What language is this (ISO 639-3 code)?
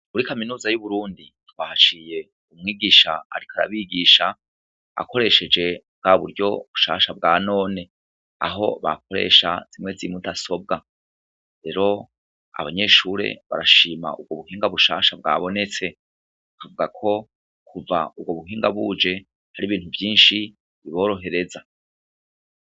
run